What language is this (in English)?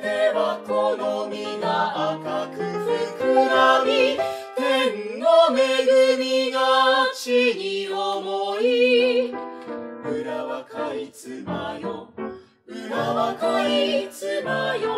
Japanese